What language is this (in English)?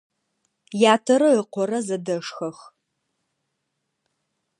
Adyghe